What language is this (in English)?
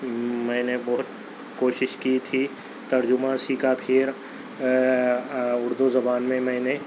Urdu